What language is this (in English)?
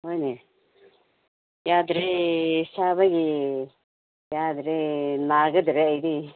Manipuri